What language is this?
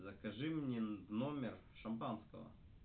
Russian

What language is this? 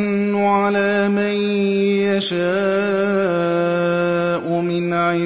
Arabic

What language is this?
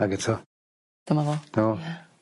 Welsh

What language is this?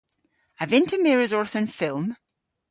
Cornish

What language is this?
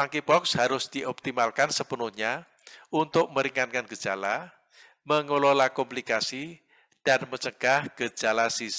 Indonesian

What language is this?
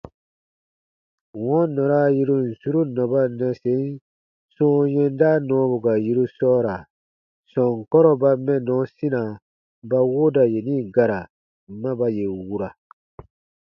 Baatonum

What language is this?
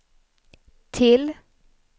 Swedish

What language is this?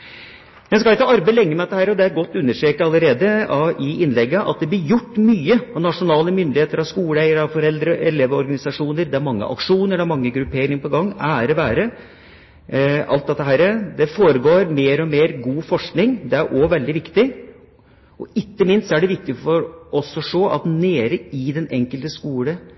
Norwegian Bokmål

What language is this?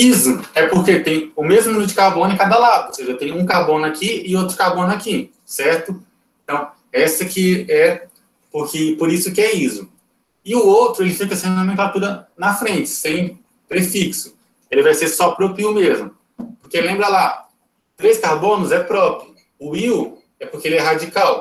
Portuguese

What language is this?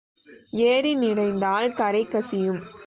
Tamil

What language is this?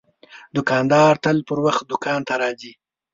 Pashto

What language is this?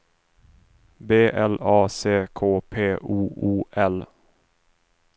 Swedish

